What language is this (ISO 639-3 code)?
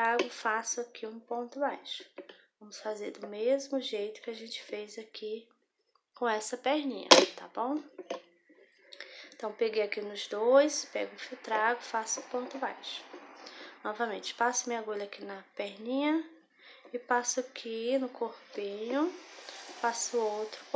por